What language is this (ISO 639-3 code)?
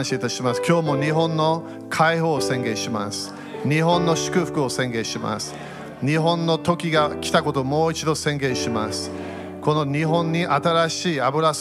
jpn